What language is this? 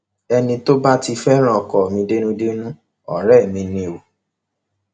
Yoruba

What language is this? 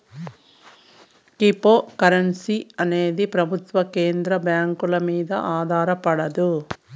Telugu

